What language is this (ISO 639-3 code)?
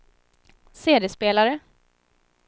swe